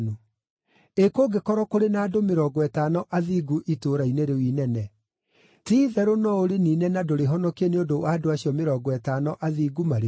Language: Kikuyu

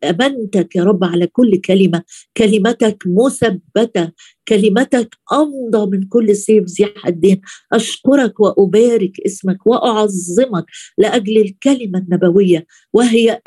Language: Arabic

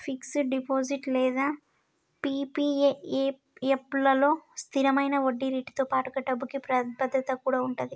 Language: Telugu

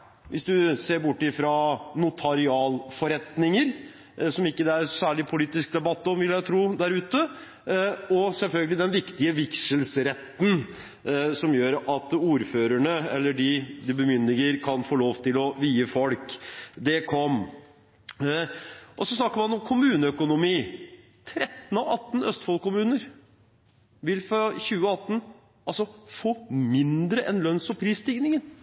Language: Norwegian Bokmål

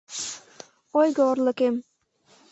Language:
Mari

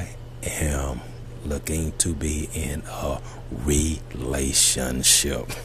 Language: English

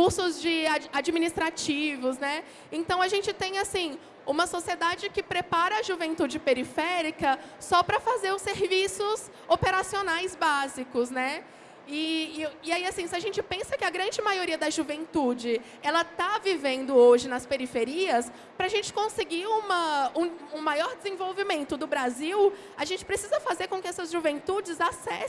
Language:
Portuguese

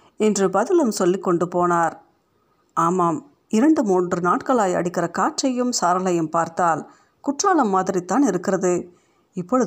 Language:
Tamil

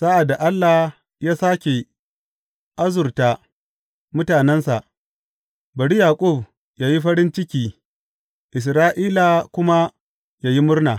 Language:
Hausa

